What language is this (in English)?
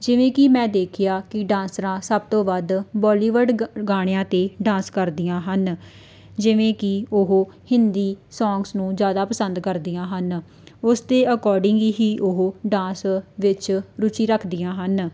Punjabi